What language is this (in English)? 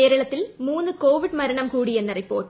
Malayalam